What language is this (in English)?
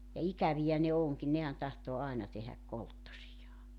Finnish